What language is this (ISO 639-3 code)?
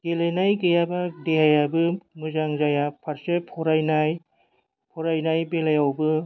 brx